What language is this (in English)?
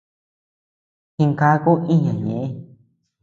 Tepeuxila Cuicatec